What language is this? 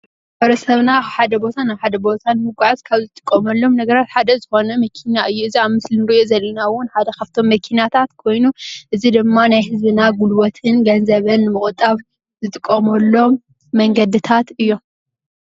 Tigrinya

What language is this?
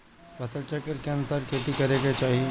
Bhojpuri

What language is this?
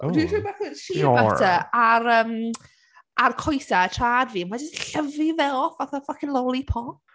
Welsh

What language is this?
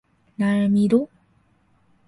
Korean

